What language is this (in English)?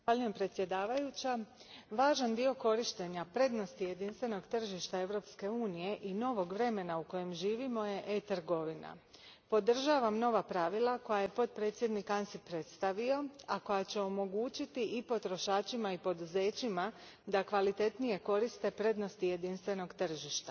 Croatian